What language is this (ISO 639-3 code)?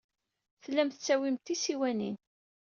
kab